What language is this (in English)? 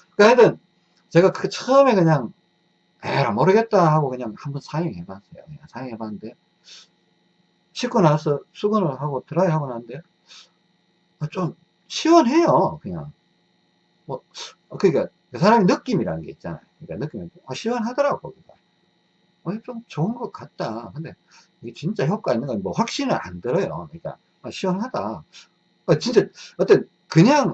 Korean